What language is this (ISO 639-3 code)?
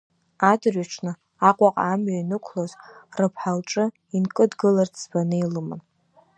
abk